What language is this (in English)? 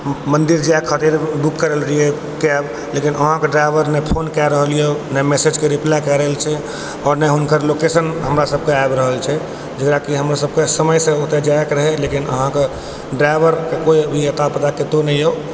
Maithili